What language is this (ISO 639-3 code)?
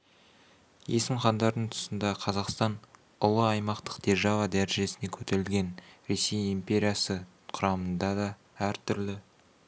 kaz